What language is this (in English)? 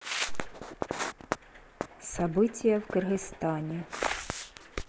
Russian